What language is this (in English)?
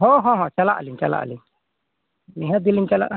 Santali